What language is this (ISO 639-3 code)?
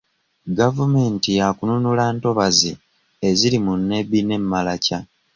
lug